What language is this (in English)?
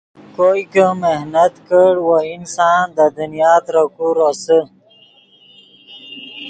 Yidgha